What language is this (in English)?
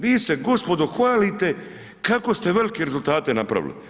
Croatian